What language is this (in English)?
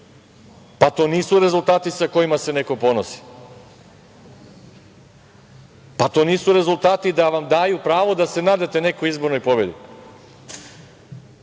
Serbian